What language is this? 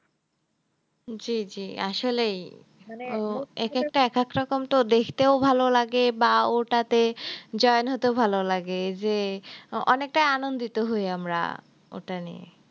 Bangla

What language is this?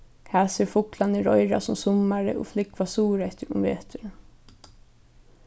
Faroese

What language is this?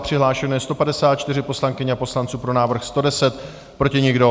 Czech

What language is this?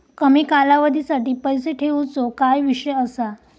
Marathi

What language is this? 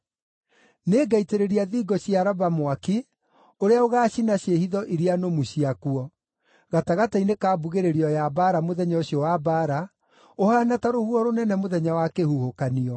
Kikuyu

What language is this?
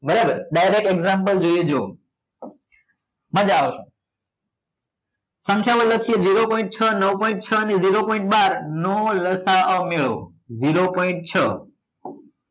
Gujarati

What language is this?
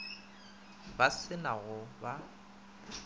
Northern Sotho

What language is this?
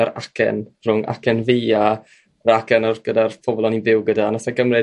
Welsh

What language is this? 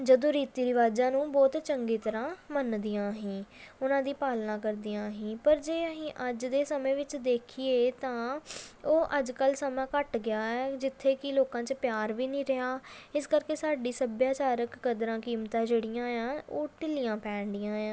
Punjabi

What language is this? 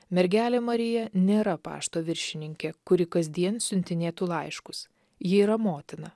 Lithuanian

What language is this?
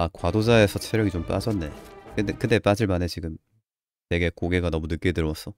Korean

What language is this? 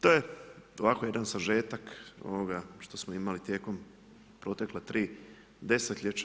Croatian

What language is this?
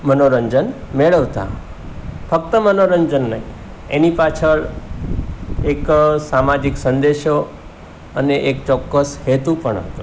Gujarati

